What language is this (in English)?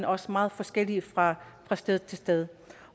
Danish